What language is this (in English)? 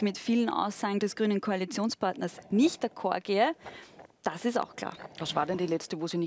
German